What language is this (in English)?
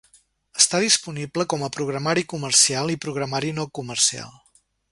Catalan